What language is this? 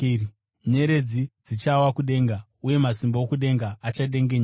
Shona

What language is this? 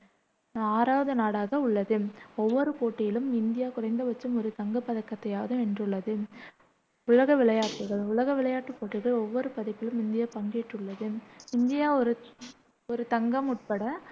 Tamil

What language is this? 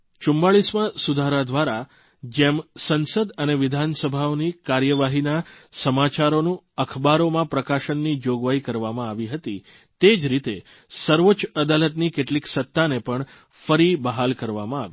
Gujarati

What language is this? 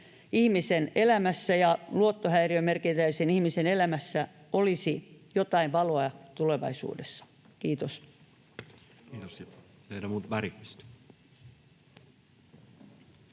Finnish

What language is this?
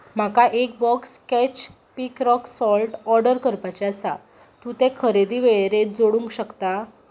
Konkani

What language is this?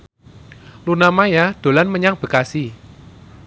Javanese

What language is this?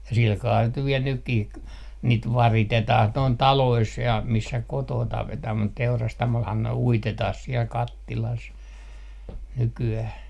Finnish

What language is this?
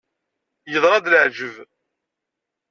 Kabyle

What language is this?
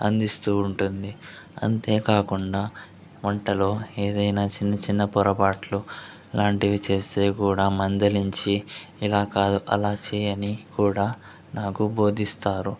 Telugu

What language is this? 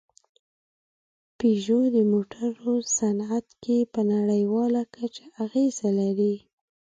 Pashto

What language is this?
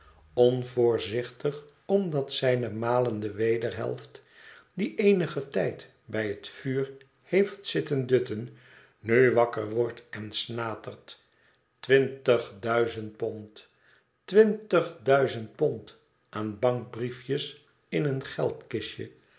Dutch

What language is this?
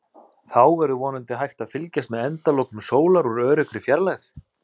Icelandic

